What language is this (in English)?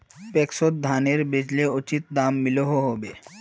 Magahi